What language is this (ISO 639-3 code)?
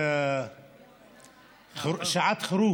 heb